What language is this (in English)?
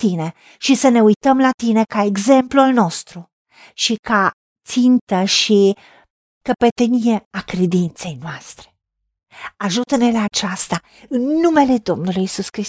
Romanian